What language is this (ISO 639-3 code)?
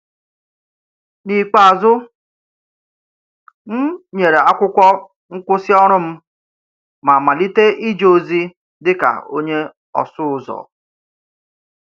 ibo